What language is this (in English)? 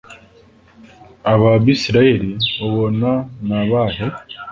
Kinyarwanda